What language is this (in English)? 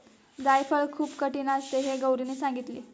Marathi